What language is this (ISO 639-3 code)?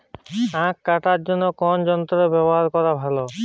ben